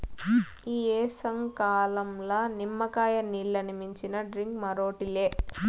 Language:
Telugu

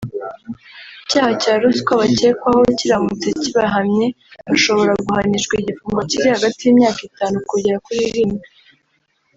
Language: Kinyarwanda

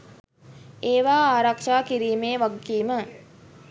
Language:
Sinhala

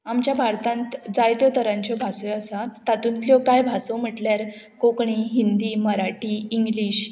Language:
Konkani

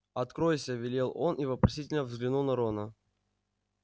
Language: Russian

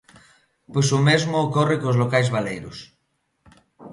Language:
Galician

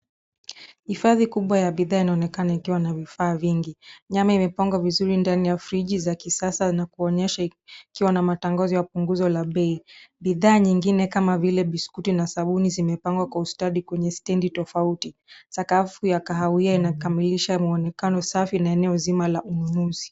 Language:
Swahili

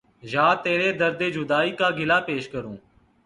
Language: Urdu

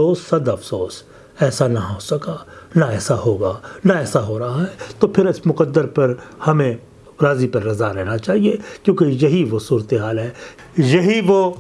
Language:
Urdu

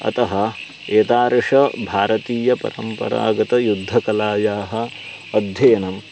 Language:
Sanskrit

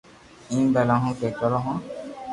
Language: Loarki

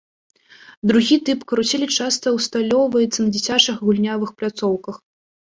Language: Belarusian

